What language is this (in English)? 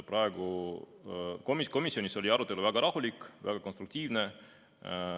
Estonian